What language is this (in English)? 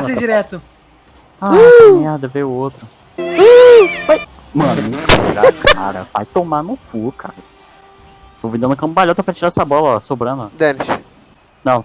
Portuguese